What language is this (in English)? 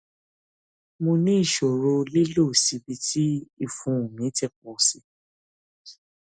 Yoruba